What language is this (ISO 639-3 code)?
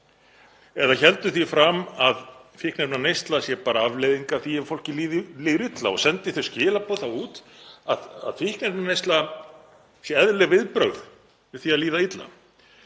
isl